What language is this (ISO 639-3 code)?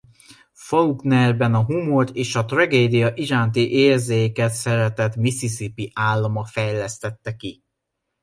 hun